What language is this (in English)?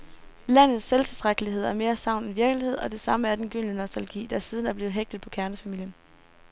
Danish